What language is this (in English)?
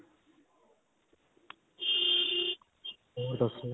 Punjabi